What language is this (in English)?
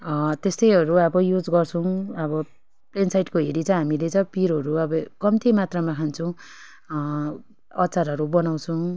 Nepali